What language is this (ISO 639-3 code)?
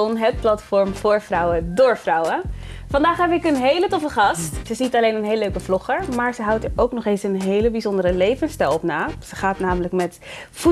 nld